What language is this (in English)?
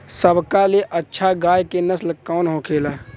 Bhojpuri